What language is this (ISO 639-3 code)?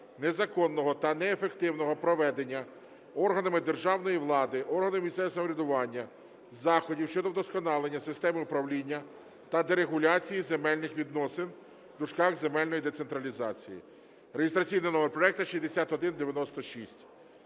ukr